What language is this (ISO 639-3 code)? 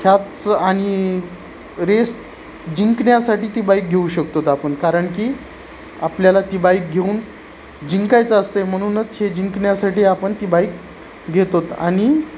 mar